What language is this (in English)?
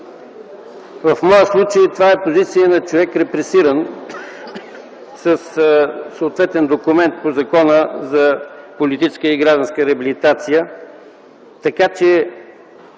Bulgarian